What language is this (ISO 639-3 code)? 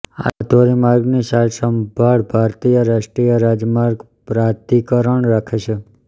guj